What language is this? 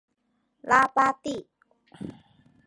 Chinese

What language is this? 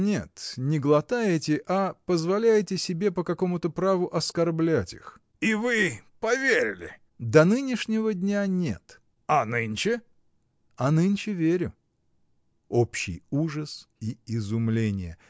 Russian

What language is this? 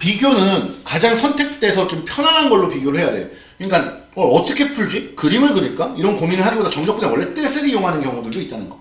Korean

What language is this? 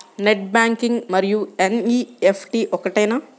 Telugu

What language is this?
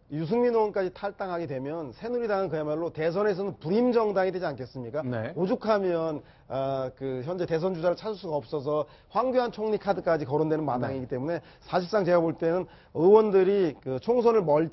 Korean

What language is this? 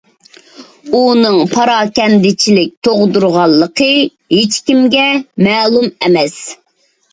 Uyghur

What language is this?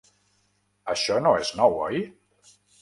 Catalan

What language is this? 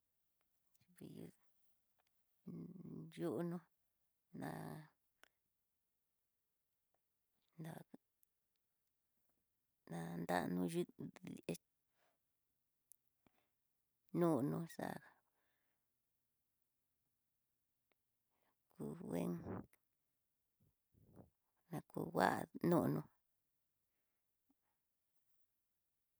Tidaá Mixtec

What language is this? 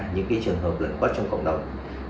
Vietnamese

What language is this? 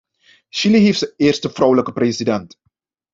Dutch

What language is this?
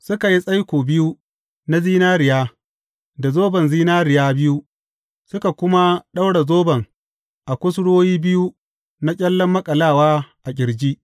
Hausa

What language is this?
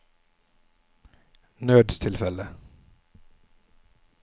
Norwegian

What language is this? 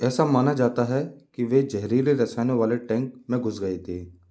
Hindi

